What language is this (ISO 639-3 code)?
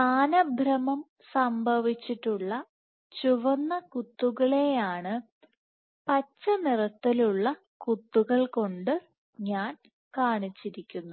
mal